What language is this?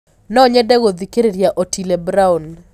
Kikuyu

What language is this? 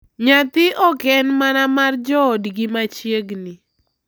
Luo (Kenya and Tanzania)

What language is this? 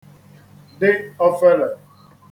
Igbo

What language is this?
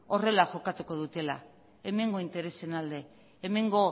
Basque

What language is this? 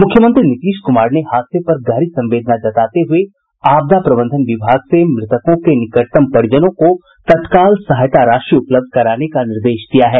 Hindi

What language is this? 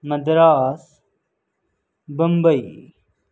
Urdu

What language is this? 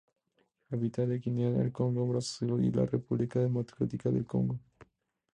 Spanish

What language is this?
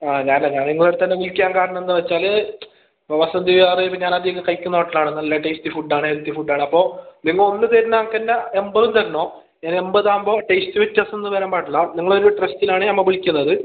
Malayalam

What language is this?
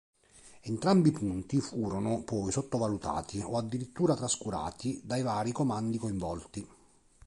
Italian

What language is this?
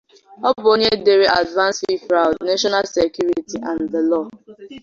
Igbo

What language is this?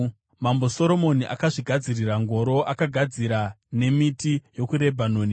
Shona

